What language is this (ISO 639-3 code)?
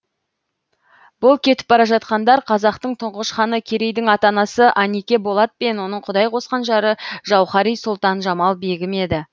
kaz